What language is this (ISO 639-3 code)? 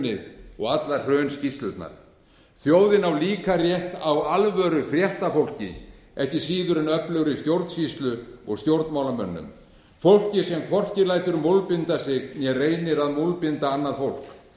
isl